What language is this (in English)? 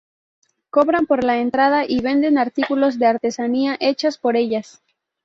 Spanish